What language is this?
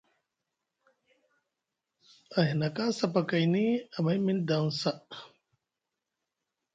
Musgu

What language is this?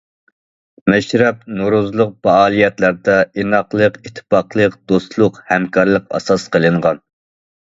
Uyghur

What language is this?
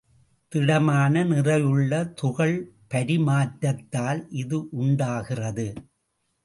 Tamil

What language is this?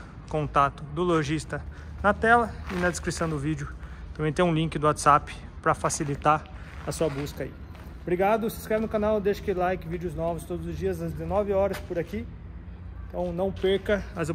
Portuguese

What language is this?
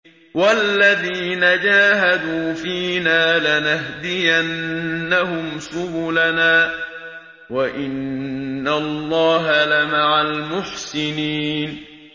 Arabic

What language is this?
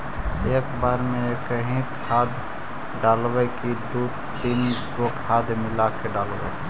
Magahi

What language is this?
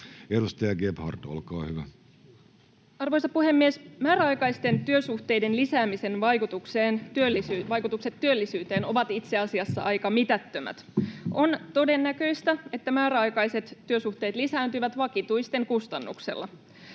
Finnish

